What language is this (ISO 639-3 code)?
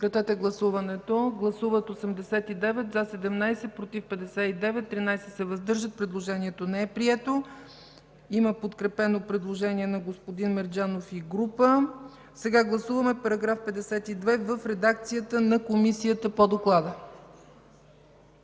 bul